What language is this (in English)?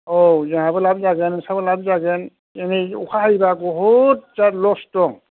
Bodo